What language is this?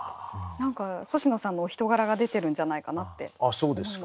Japanese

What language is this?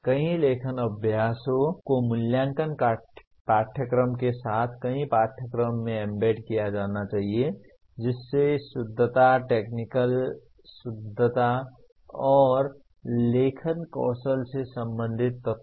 Hindi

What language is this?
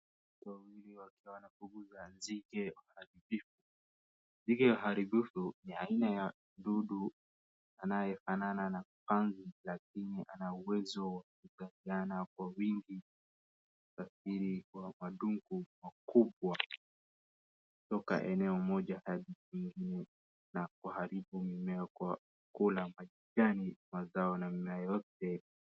Swahili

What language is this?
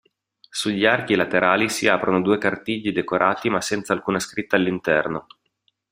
Italian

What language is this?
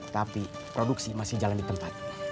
Indonesian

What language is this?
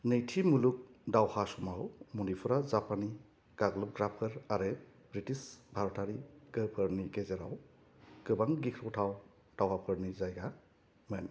Bodo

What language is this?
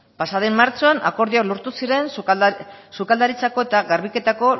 Basque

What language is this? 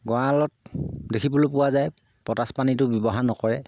Assamese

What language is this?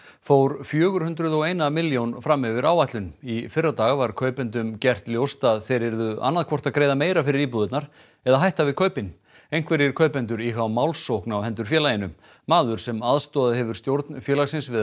Icelandic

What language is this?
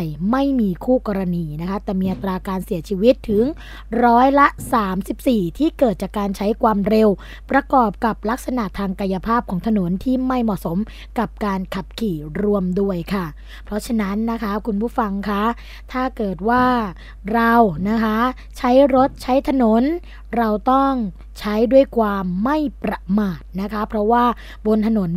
Thai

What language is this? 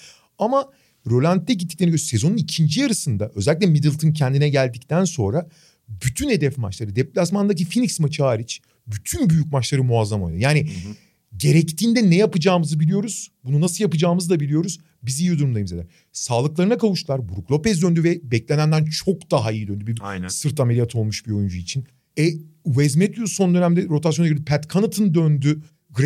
Turkish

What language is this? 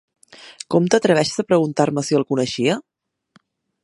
Catalan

